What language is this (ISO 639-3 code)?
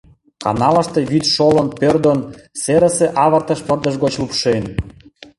chm